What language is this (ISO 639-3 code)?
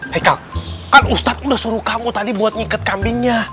ind